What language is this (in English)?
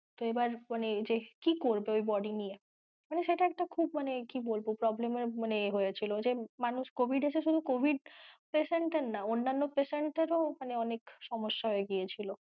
Bangla